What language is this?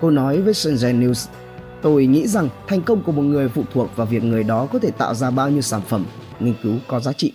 Vietnamese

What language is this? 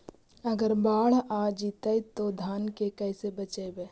Magahi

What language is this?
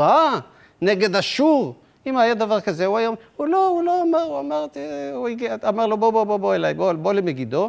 Hebrew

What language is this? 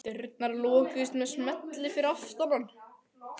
Icelandic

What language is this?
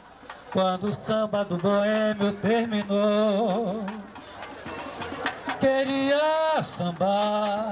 Portuguese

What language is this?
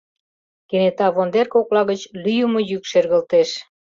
Mari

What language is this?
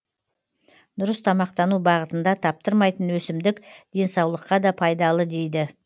Kazakh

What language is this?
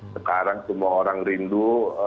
Indonesian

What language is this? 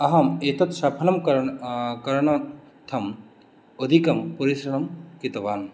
Sanskrit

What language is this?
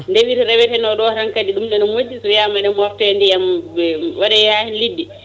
Fula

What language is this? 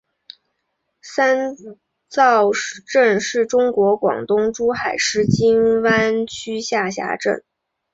Chinese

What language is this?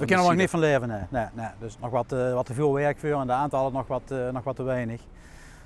Dutch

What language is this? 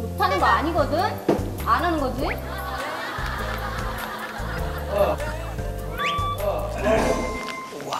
Korean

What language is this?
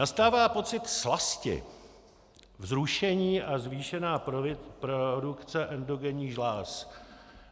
Czech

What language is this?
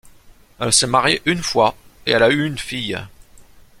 French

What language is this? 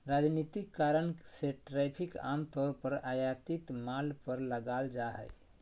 Magahi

